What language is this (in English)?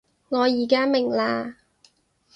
Cantonese